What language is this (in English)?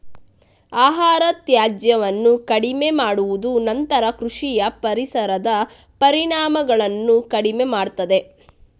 Kannada